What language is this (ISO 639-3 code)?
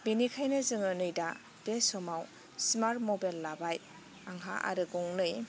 brx